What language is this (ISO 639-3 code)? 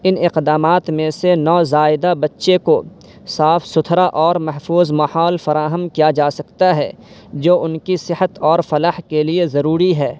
urd